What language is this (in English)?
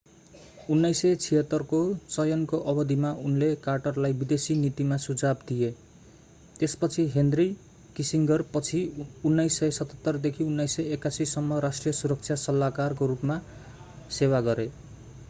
Nepali